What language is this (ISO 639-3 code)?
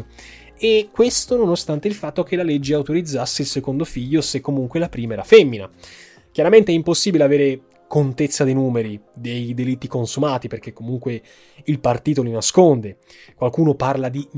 ita